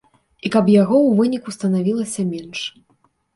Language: Belarusian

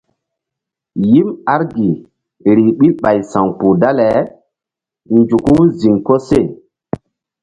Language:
Mbum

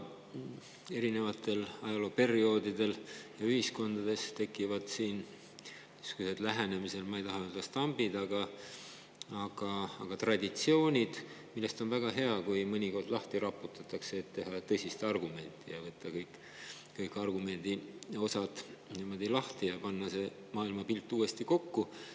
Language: Estonian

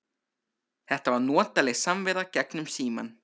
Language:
Icelandic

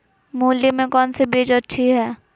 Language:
Magahi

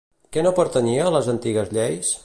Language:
Catalan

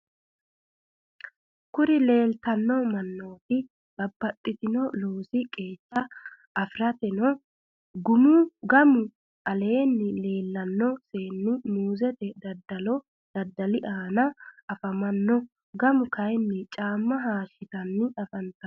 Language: Sidamo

